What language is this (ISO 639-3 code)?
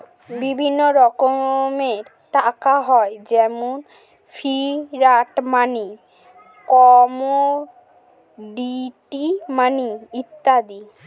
ben